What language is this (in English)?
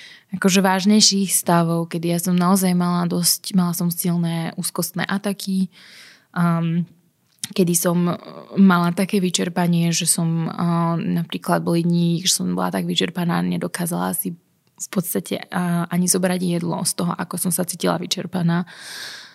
Slovak